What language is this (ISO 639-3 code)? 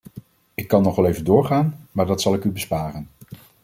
nld